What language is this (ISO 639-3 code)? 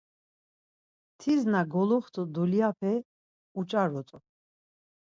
lzz